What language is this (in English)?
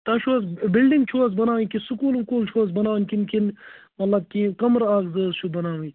Kashmiri